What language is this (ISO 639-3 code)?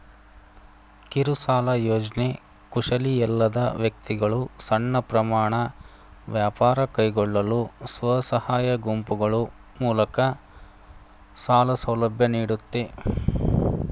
kan